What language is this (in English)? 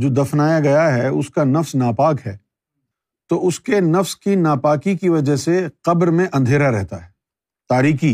Urdu